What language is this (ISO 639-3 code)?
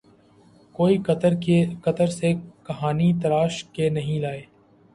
urd